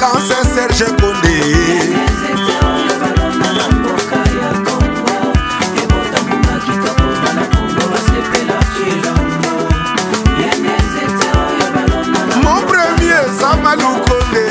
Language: Romanian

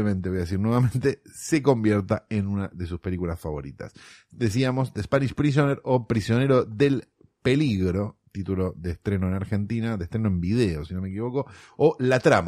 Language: Spanish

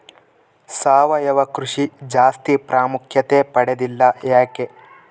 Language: Kannada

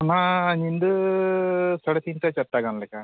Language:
Santali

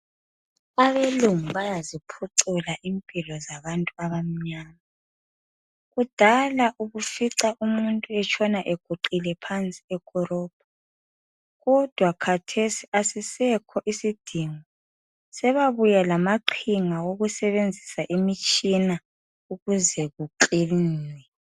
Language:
North Ndebele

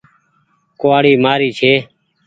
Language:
Goaria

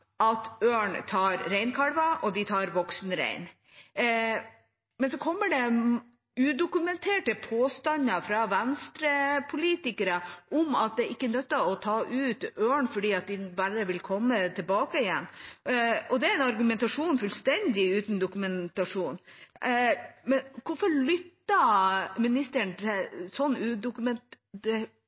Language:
Norwegian Bokmål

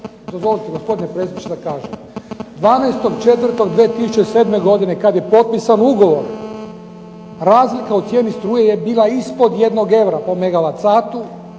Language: Croatian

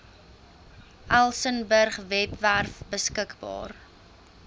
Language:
Afrikaans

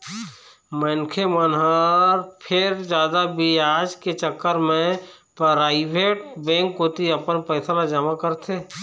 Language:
Chhattisgarhi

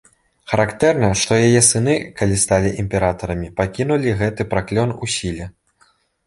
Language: Belarusian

